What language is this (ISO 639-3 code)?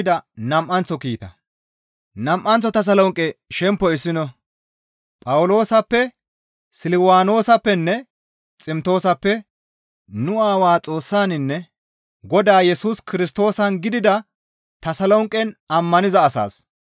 gmv